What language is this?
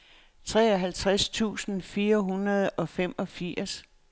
Danish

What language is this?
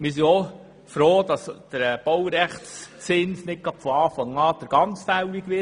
Swiss German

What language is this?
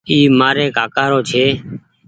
Goaria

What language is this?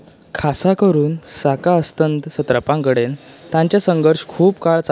Konkani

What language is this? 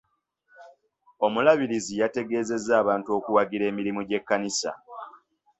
Ganda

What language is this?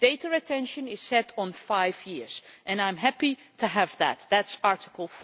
English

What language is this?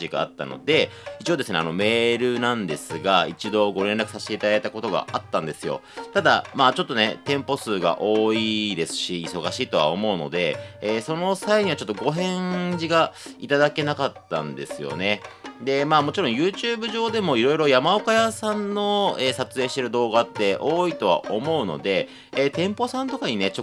Japanese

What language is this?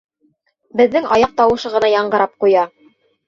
Bashkir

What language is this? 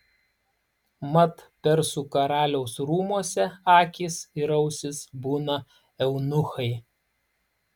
Lithuanian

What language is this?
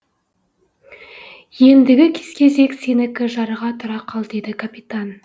Kazakh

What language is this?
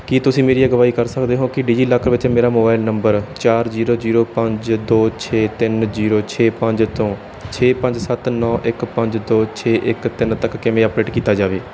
Punjabi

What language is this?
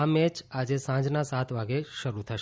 Gujarati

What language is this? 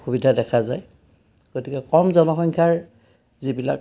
Assamese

